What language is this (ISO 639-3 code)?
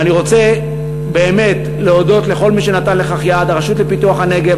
heb